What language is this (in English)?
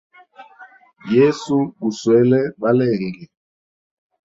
Hemba